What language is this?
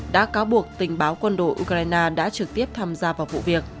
Vietnamese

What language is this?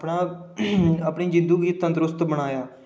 Dogri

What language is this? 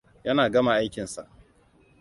Hausa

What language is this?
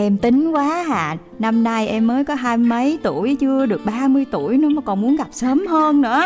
Vietnamese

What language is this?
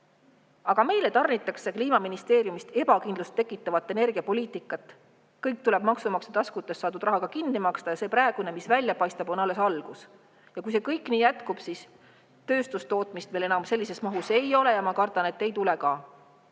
Estonian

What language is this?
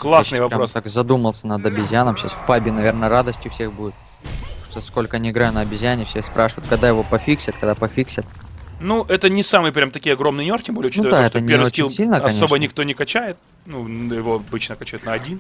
Russian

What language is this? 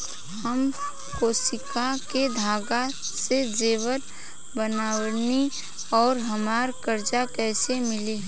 Bhojpuri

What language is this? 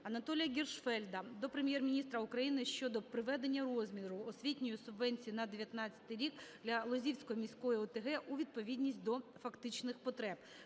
Ukrainian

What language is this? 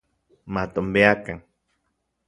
Central Puebla Nahuatl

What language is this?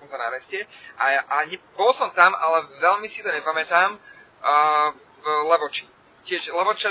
Slovak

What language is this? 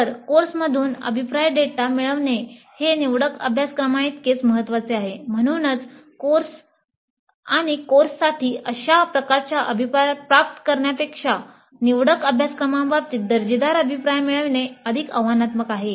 Marathi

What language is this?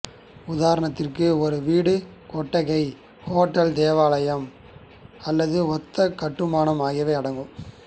Tamil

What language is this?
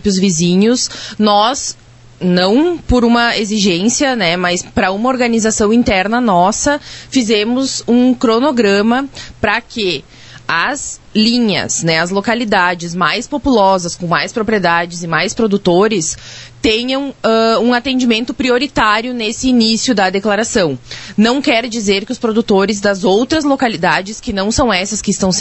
Portuguese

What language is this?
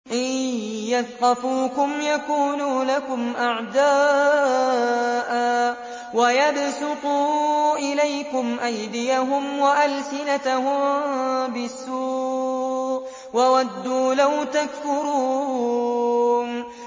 Arabic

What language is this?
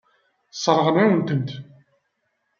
Kabyle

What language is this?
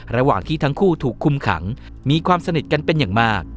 Thai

